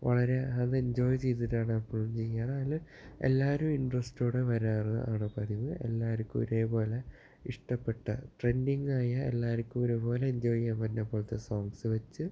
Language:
Malayalam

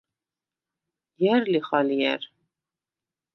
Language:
Svan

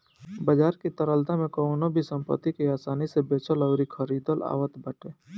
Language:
Bhojpuri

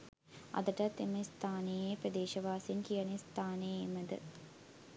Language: Sinhala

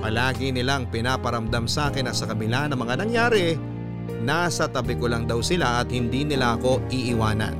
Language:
Filipino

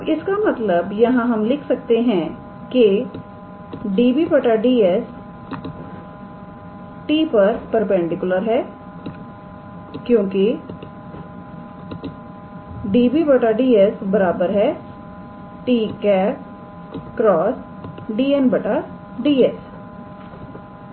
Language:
Hindi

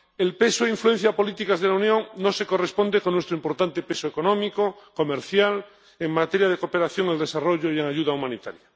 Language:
Spanish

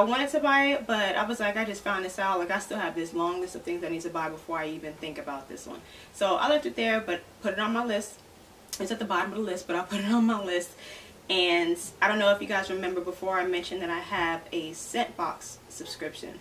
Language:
English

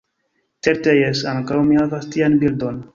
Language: Esperanto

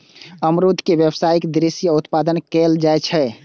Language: Maithili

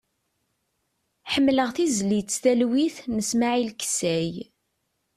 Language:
Kabyle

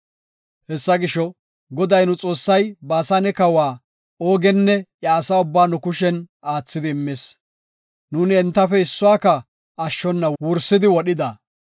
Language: Gofa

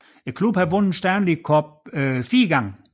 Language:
Danish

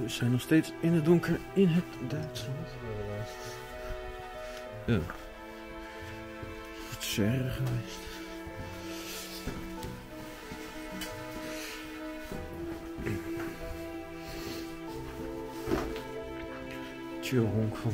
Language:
Dutch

